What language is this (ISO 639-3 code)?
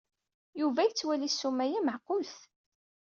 kab